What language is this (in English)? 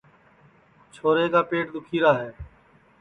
Sansi